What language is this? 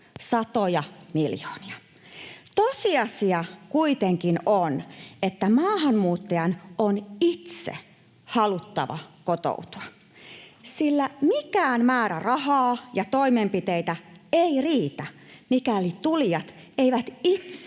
Finnish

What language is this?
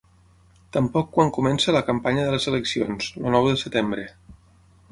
Catalan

